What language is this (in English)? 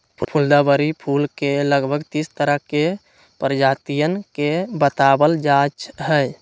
Magahi